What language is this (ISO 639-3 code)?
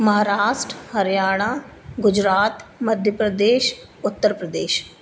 snd